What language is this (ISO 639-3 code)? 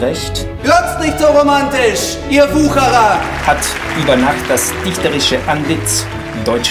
deu